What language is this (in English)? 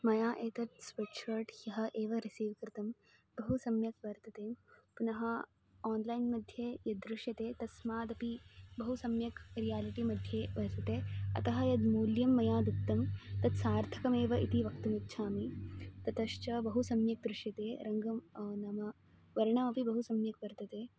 Sanskrit